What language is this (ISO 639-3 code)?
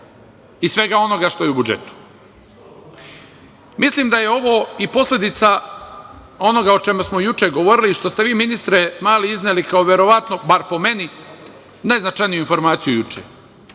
srp